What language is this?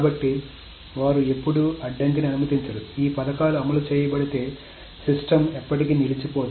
Telugu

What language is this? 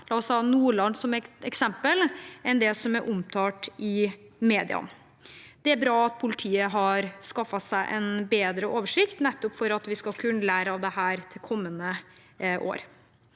Norwegian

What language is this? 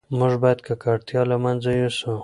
Pashto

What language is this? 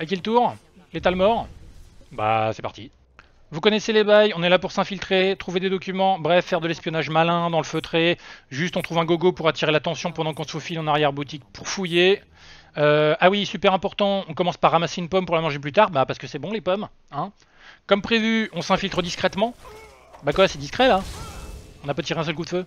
French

